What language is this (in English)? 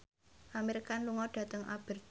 Javanese